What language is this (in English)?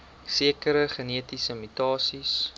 Afrikaans